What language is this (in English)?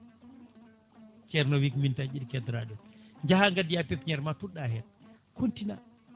Fula